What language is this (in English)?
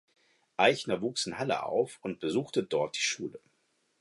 German